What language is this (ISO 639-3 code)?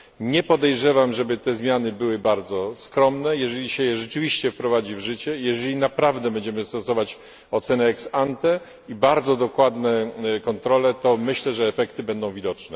pol